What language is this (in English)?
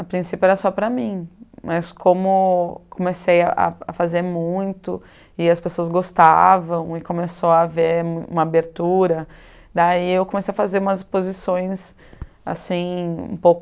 Portuguese